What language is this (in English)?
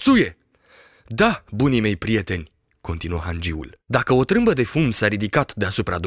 Romanian